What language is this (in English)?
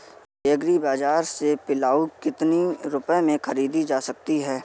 Hindi